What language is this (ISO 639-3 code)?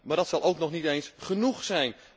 nld